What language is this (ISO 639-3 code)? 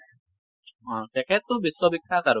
asm